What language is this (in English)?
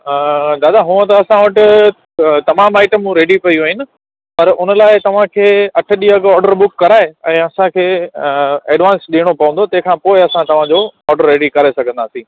Sindhi